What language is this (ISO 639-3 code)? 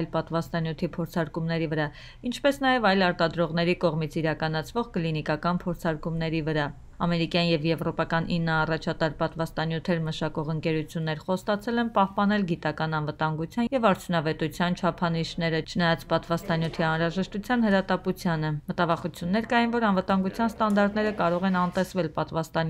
hin